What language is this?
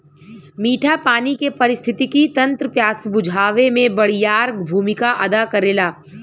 Bhojpuri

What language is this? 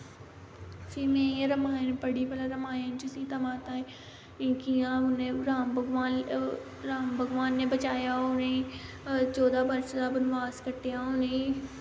Dogri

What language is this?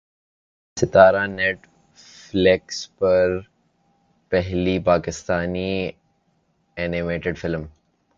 Urdu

